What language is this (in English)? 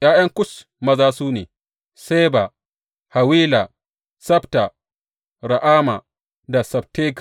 Hausa